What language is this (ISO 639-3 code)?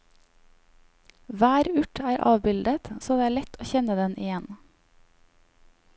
nor